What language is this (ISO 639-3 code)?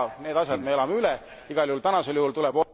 est